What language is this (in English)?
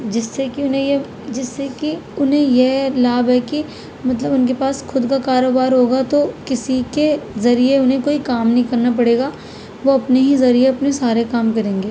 Urdu